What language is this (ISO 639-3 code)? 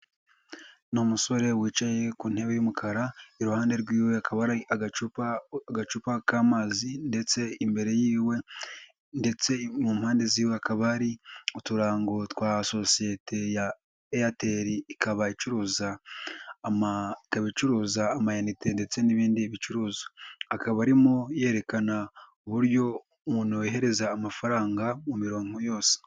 kin